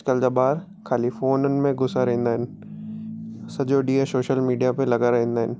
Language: Sindhi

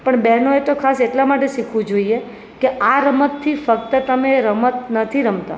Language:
Gujarati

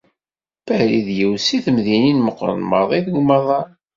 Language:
Kabyle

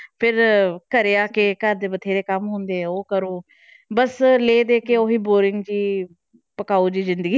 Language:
Punjabi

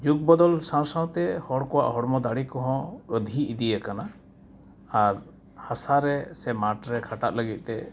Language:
Santali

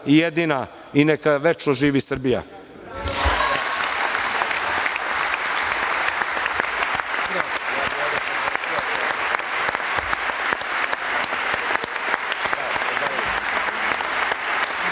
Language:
Serbian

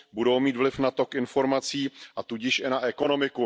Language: Czech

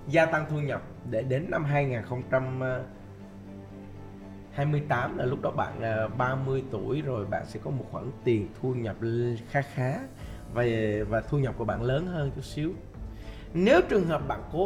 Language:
Vietnamese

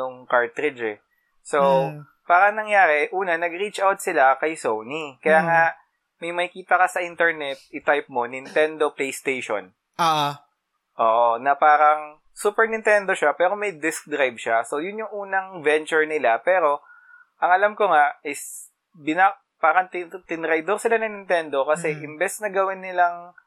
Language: Filipino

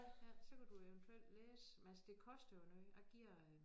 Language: Danish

